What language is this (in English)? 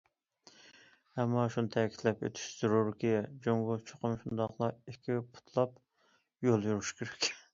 Uyghur